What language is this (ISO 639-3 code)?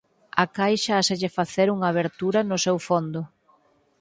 glg